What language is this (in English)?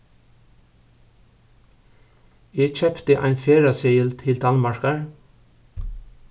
Faroese